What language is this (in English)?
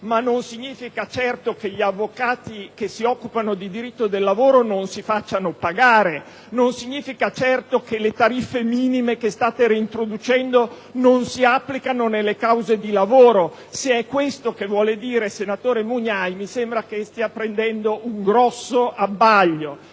Italian